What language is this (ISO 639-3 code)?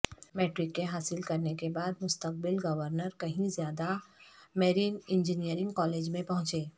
urd